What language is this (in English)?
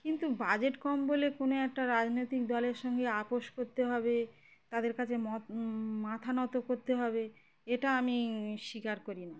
Bangla